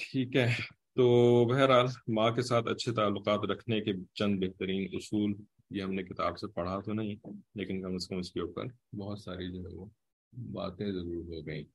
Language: English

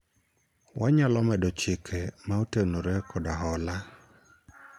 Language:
Luo (Kenya and Tanzania)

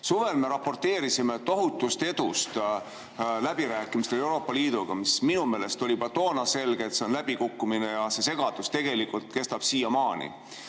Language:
Estonian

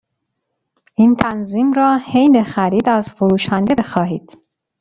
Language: Persian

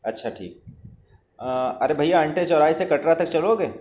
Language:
Urdu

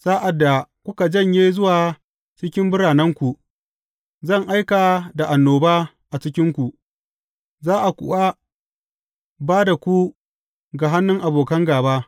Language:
Hausa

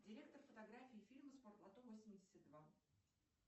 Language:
Russian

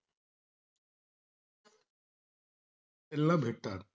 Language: Marathi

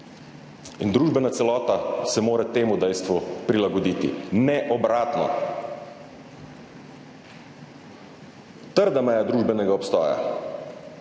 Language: Slovenian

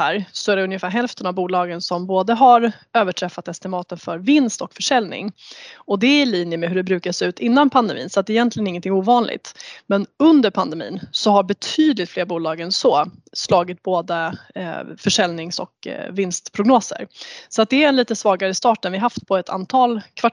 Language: Swedish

